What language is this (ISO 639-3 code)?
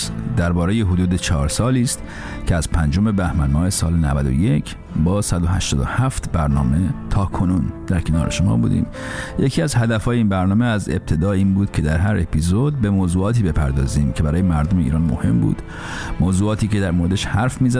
fas